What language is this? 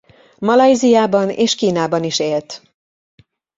Hungarian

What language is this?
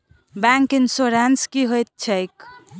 Maithili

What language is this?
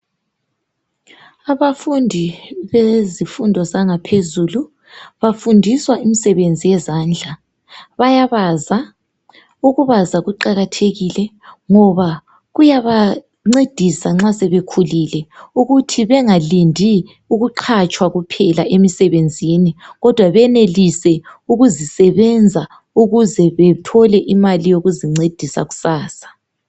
North Ndebele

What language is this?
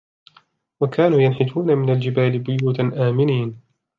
Arabic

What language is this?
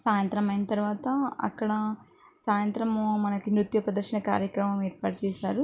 Telugu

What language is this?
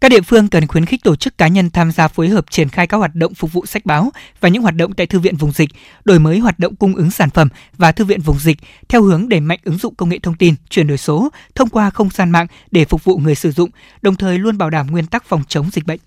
Vietnamese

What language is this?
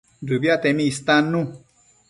Matsés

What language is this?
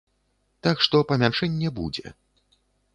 Belarusian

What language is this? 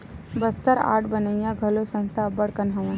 Chhattisgarhi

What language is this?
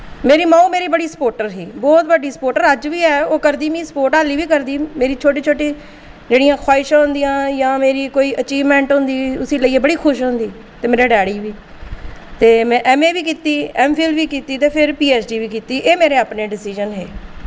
Dogri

